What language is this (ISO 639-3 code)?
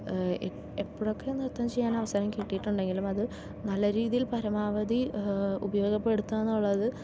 mal